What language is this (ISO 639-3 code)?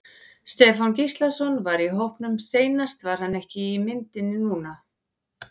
isl